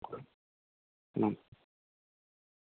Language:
Santali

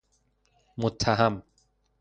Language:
Persian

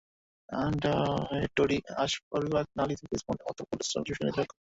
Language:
Bangla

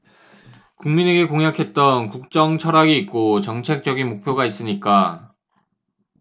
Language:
Korean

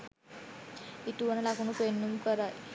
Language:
Sinhala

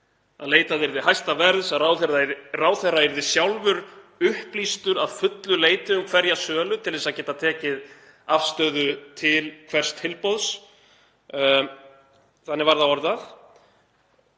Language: Icelandic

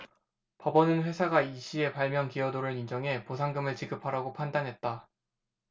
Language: Korean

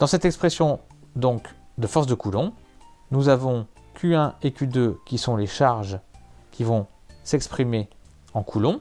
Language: French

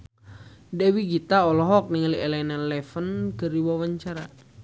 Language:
Sundanese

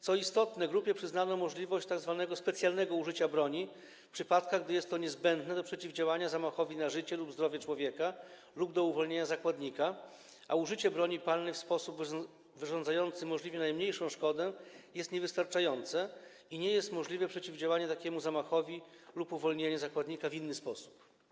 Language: Polish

